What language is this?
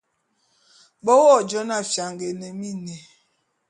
Bulu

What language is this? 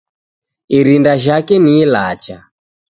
Taita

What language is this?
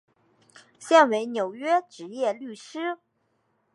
Chinese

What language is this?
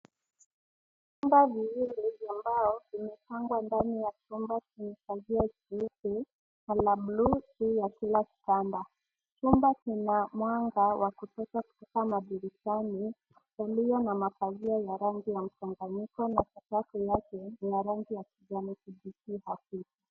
Swahili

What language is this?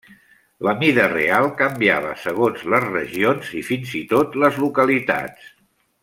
Catalan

